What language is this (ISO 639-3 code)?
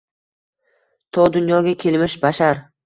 uzb